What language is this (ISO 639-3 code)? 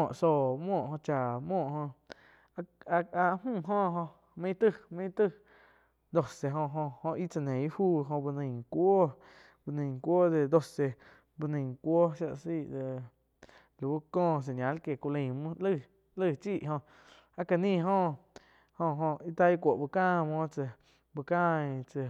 chq